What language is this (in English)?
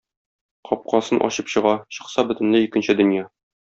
Tatar